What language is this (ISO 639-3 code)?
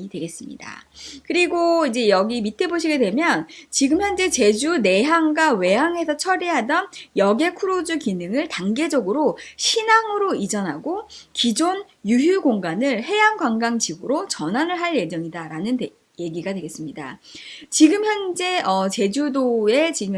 kor